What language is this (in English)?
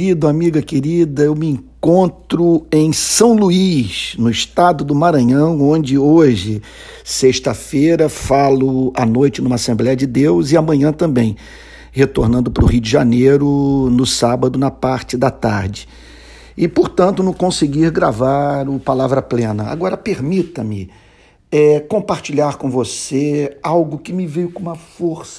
Portuguese